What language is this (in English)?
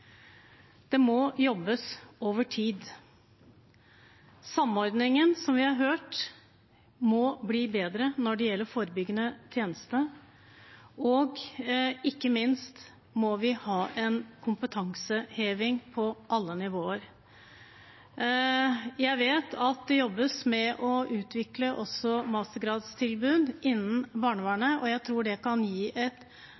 Norwegian Bokmål